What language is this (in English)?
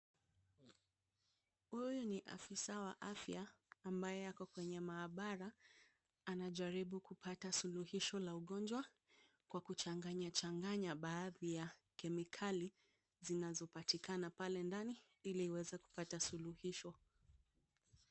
Swahili